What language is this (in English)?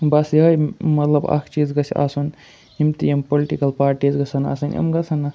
Kashmiri